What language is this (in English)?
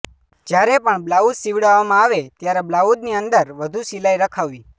Gujarati